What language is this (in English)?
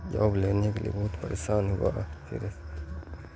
Urdu